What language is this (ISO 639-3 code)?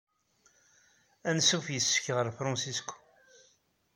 kab